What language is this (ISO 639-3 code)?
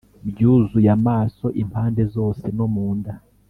kin